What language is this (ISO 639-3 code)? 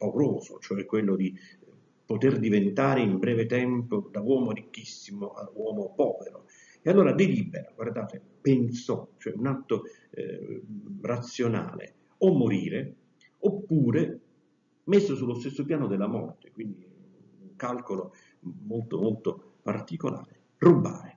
ita